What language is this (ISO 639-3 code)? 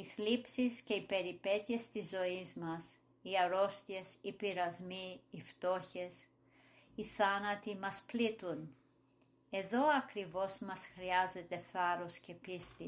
ell